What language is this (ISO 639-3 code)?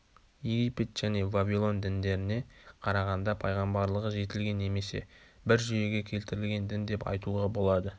kaz